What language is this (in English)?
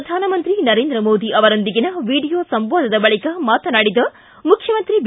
Kannada